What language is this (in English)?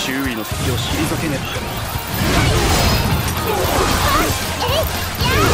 Japanese